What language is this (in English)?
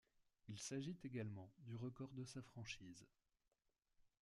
French